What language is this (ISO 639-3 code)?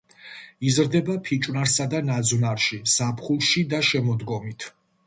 kat